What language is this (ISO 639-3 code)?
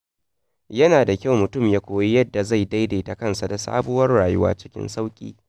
hau